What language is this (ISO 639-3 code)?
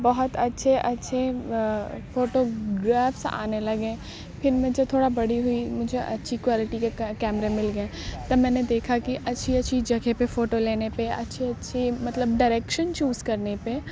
urd